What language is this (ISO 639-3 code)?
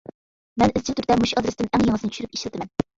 uig